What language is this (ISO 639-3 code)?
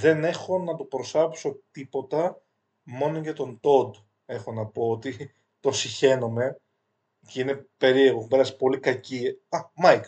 ell